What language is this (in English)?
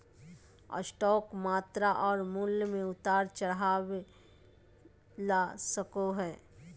Magahi